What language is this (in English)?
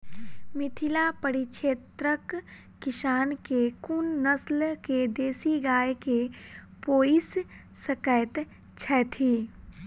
Maithili